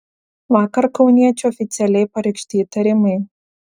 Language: Lithuanian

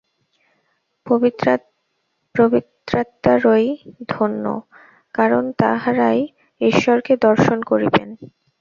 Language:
Bangla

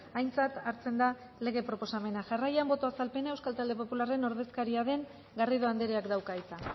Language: Basque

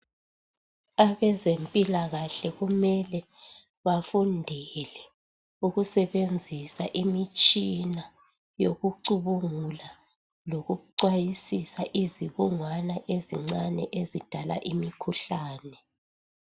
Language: North Ndebele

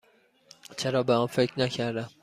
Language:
Persian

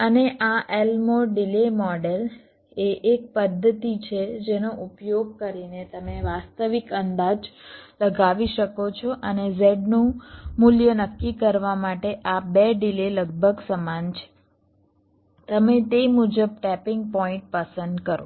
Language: Gujarati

